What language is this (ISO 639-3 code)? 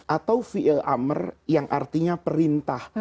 ind